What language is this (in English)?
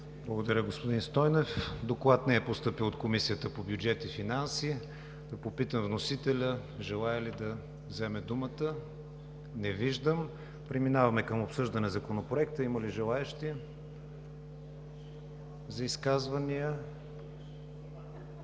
Bulgarian